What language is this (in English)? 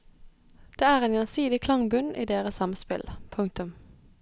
Norwegian